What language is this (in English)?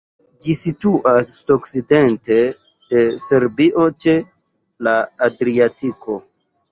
Esperanto